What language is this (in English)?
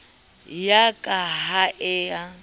Southern Sotho